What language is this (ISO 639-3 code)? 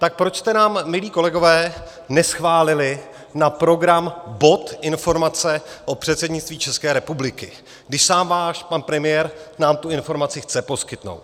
ces